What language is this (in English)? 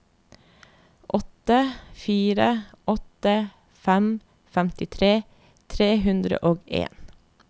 Norwegian